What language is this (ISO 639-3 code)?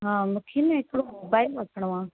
snd